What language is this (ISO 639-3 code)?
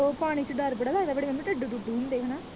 pan